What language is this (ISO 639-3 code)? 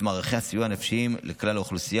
heb